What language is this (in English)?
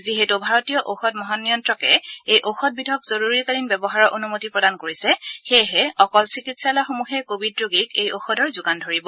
Assamese